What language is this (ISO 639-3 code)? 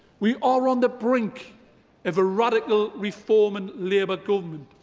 eng